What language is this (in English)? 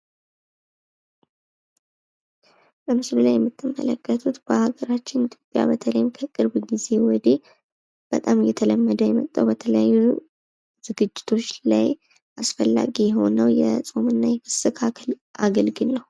Amharic